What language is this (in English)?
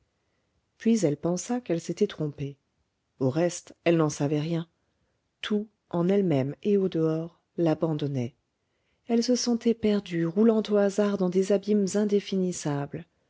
French